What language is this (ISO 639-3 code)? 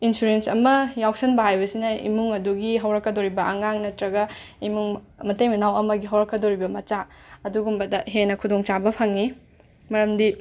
mni